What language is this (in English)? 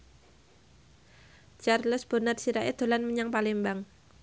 Javanese